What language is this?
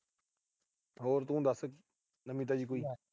Punjabi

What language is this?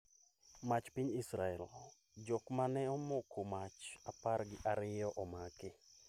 Luo (Kenya and Tanzania)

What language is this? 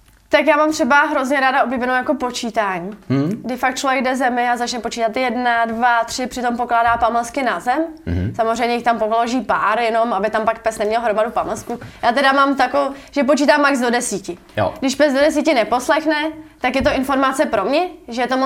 Czech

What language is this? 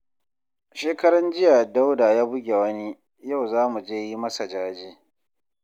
Hausa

